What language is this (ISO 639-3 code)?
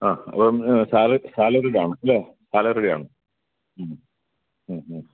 mal